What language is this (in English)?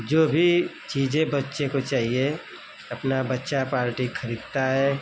Hindi